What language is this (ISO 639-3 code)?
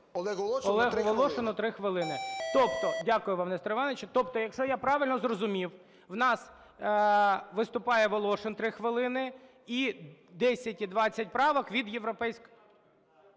ukr